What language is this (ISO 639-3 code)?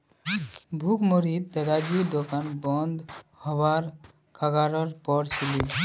mag